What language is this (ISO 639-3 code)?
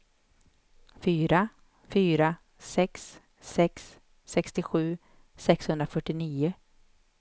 swe